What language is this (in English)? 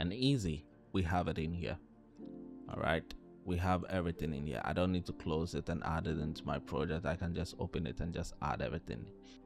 English